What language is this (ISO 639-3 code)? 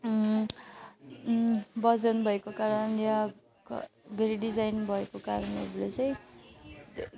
nep